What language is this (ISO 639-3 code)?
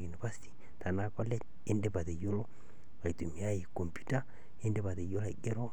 mas